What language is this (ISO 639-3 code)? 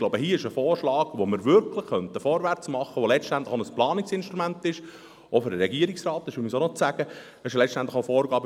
gsw